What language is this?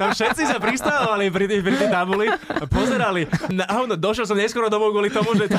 Slovak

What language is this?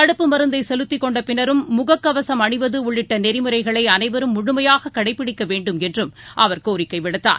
Tamil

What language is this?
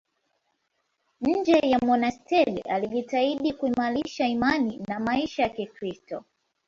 Swahili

